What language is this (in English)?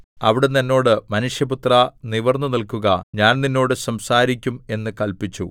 Malayalam